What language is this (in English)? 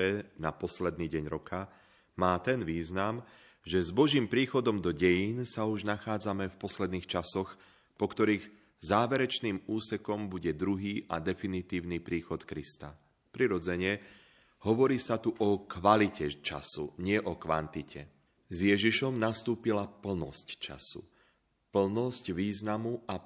Slovak